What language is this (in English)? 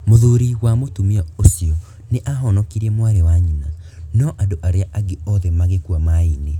Kikuyu